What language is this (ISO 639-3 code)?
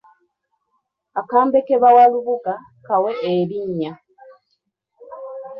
lug